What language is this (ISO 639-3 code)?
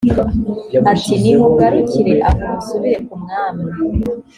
kin